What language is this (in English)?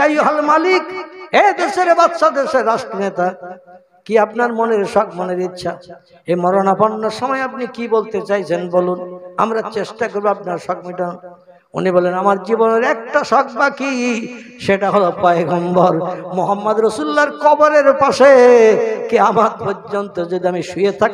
Indonesian